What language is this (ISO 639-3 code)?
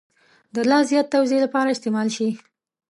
pus